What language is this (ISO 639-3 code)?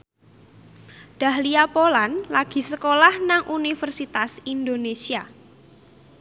jav